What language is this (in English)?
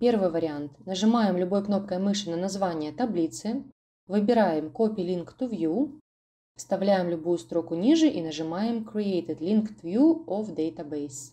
Russian